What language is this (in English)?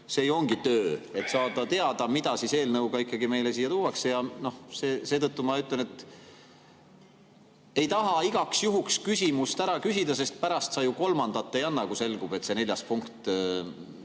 Estonian